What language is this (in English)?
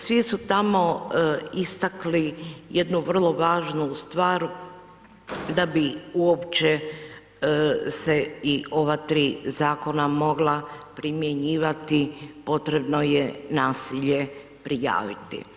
Croatian